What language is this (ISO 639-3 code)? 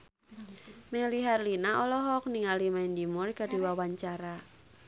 sun